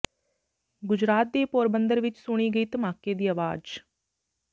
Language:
Punjabi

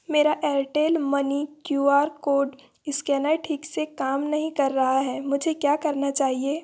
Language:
Hindi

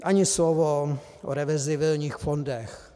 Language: Czech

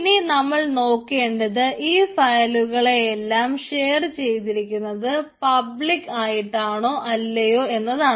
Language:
Malayalam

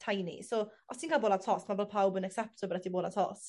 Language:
Welsh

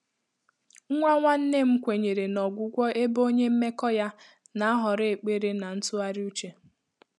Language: Igbo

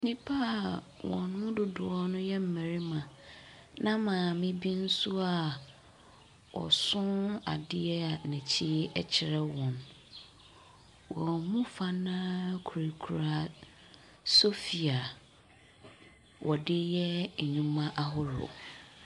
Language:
Akan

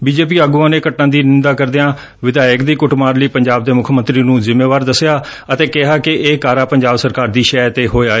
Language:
Punjabi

